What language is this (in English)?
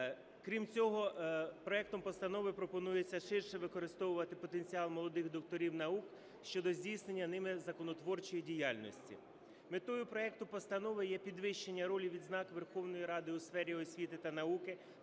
Ukrainian